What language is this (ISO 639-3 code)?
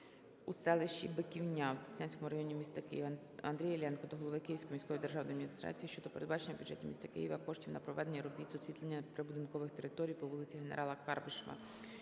ukr